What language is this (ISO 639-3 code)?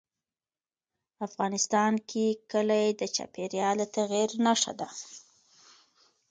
pus